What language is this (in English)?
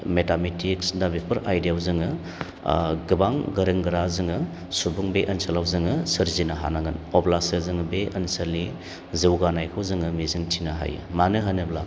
Bodo